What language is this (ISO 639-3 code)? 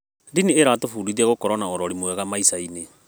kik